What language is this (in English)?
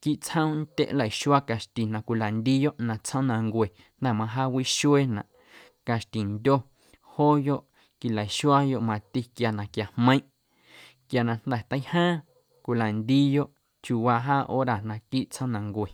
Guerrero Amuzgo